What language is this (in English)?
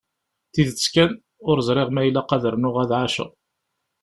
Kabyle